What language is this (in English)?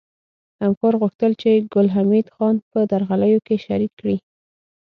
Pashto